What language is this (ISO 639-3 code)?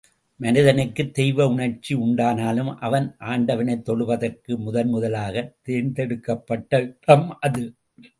tam